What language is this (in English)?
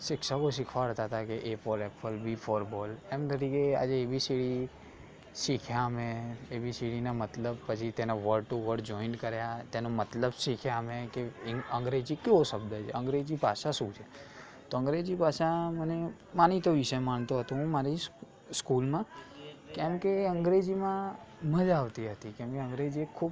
Gujarati